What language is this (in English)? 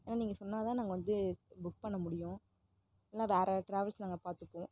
Tamil